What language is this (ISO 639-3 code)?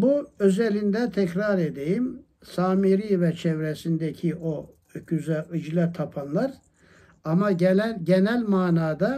tur